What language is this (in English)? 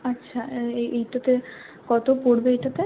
Bangla